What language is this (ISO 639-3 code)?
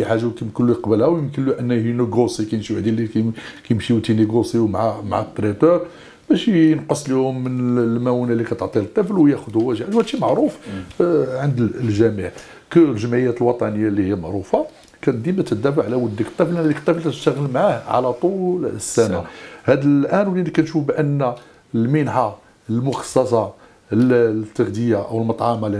ara